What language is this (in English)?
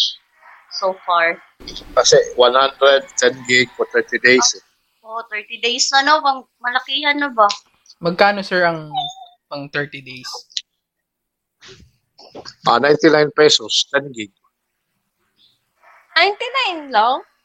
Filipino